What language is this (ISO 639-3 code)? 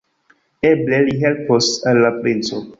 epo